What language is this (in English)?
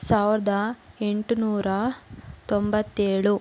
Kannada